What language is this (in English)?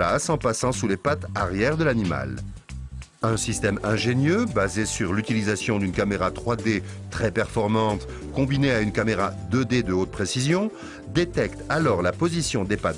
French